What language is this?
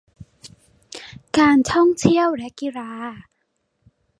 Thai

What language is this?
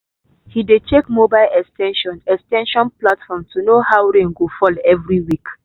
Nigerian Pidgin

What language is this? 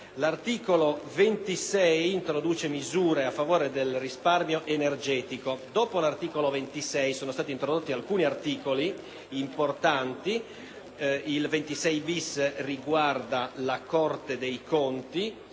Italian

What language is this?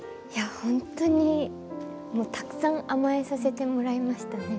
Japanese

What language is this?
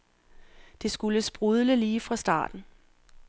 Danish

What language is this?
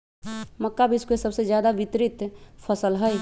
Magahi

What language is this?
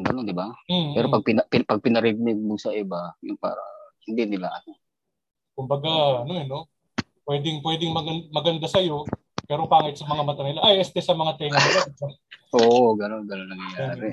Filipino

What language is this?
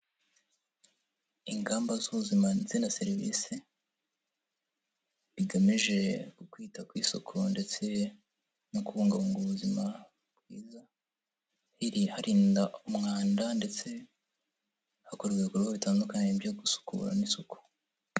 Kinyarwanda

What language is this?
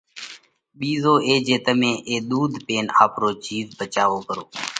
Parkari Koli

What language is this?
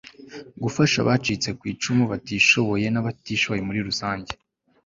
Kinyarwanda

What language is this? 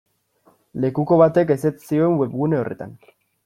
Basque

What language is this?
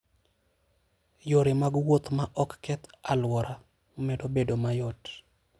Luo (Kenya and Tanzania)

